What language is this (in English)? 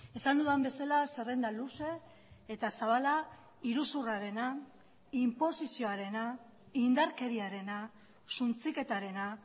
Basque